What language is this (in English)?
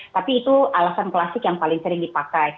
Indonesian